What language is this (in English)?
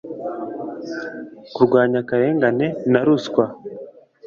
Kinyarwanda